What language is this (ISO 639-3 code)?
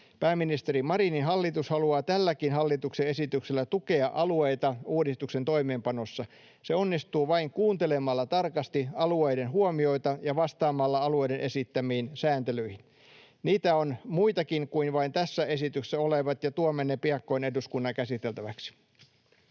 fin